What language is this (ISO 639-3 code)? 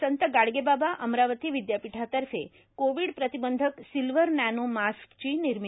mar